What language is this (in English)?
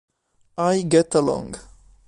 Italian